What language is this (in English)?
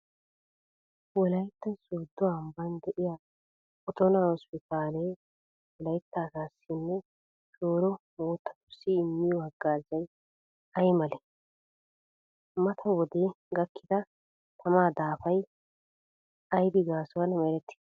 Wolaytta